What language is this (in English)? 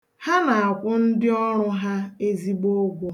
Igbo